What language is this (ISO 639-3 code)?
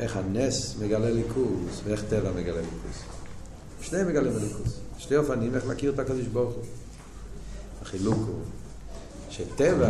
heb